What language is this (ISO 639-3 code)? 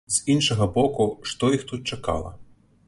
bel